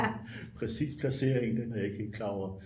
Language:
Danish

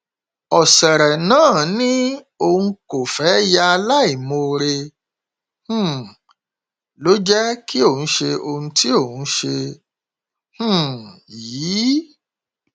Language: Yoruba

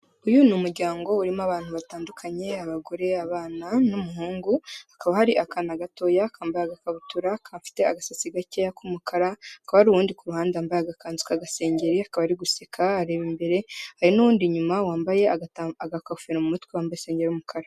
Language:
Kinyarwanda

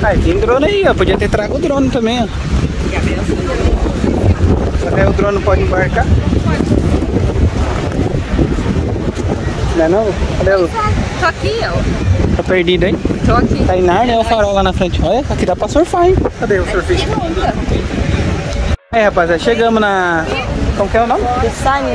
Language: Portuguese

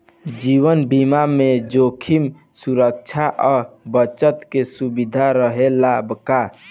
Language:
Bhojpuri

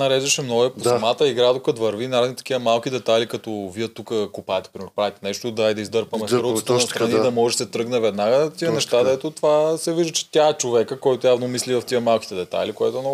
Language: Bulgarian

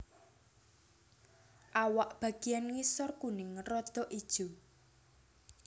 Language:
Javanese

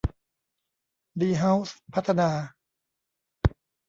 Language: Thai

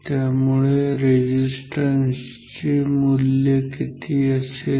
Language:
Marathi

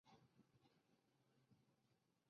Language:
Chinese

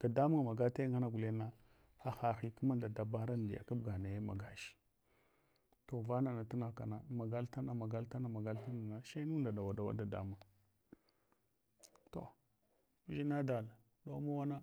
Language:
Hwana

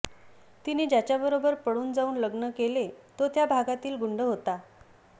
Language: Marathi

